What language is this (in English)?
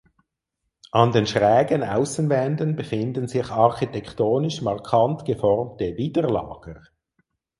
German